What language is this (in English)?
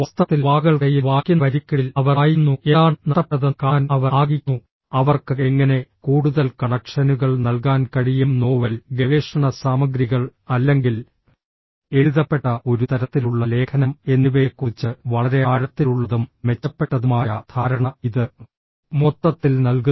Malayalam